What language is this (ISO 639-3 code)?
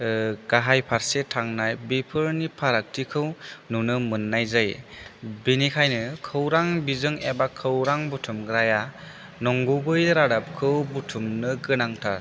brx